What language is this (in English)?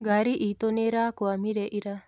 Kikuyu